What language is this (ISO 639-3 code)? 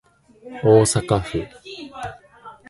jpn